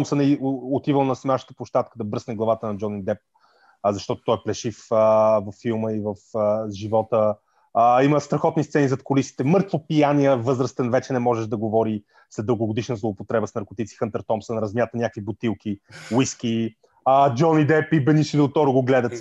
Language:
Bulgarian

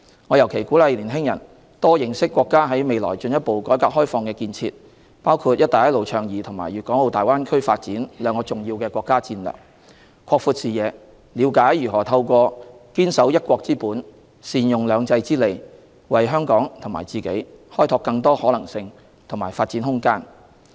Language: Cantonese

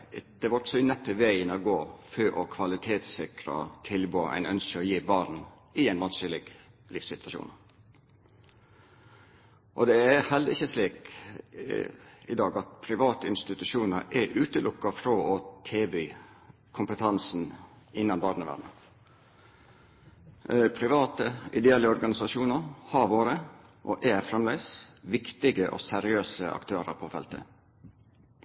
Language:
Norwegian Nynorsk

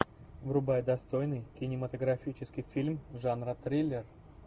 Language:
Russian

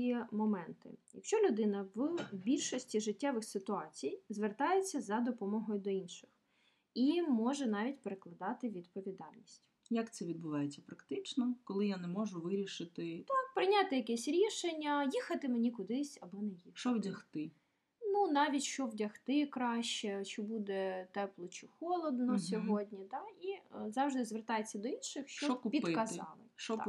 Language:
Ukrainian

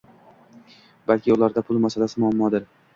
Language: Uzbek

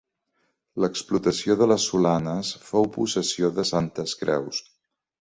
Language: Catalan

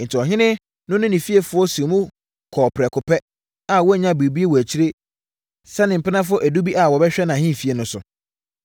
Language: Akan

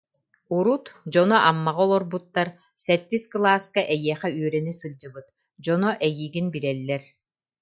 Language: Yakut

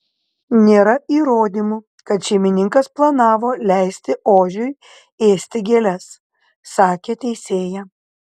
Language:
Lithuanian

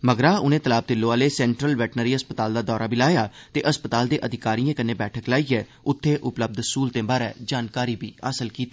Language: Dogri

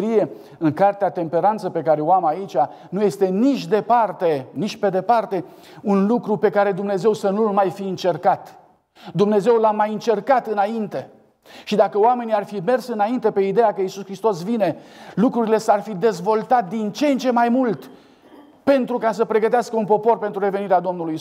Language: Romanian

